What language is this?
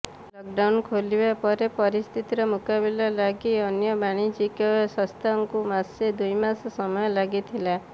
Odia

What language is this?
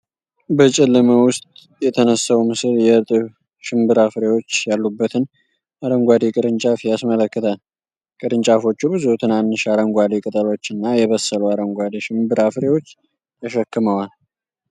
Amharic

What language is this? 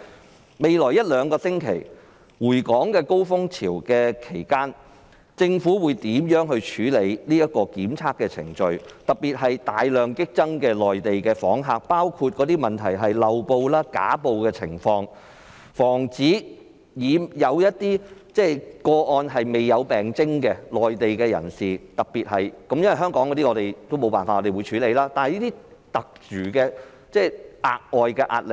Cantonese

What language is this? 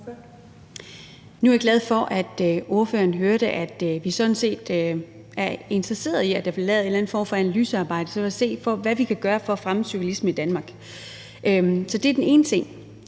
Danish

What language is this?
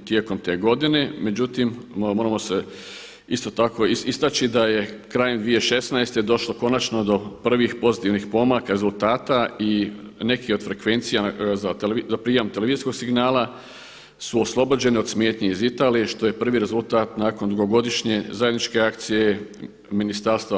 Croatian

